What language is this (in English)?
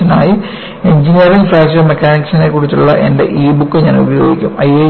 Malayalam